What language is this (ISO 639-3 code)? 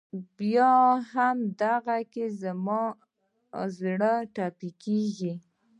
pus